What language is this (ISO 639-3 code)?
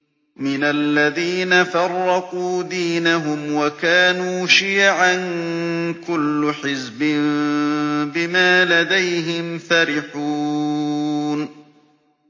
ara